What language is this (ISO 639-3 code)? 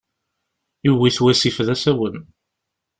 kab